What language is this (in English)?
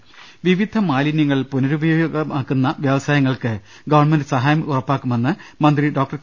Malayalam